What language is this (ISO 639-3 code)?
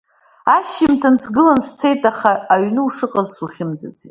abk